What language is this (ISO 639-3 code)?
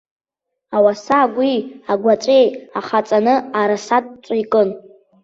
abk